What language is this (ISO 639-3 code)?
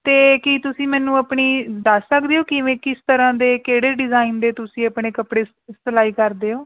pan